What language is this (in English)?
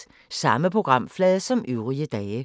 Danish